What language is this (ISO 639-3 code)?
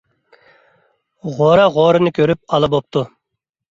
uig